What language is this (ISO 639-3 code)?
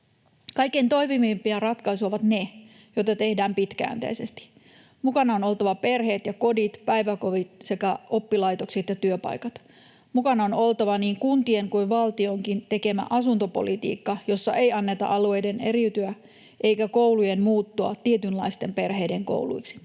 fin